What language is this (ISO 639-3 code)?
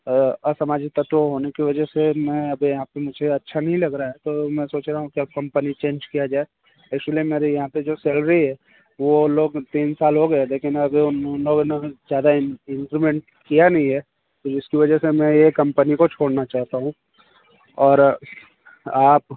hin